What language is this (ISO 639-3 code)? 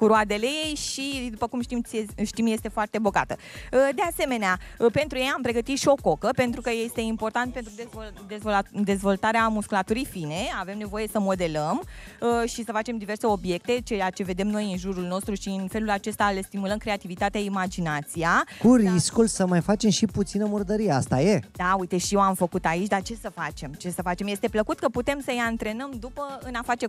ron